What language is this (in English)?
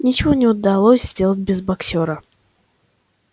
Russian